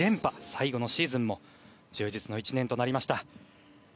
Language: Japanese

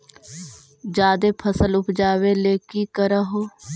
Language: Magahi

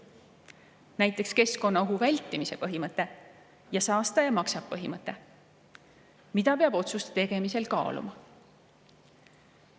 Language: Estonian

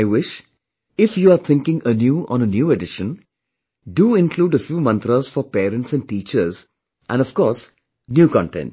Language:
English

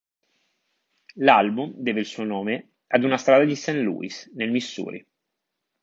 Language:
Italian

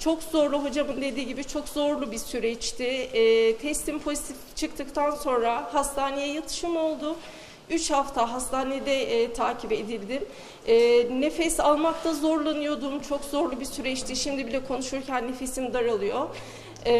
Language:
Turkish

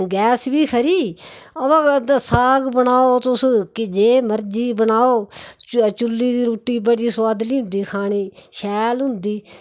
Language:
Dogri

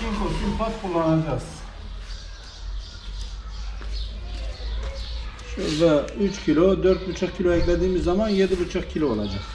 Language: Turkish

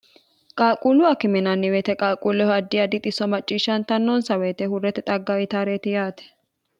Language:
Sidamo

